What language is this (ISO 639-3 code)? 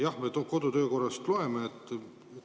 est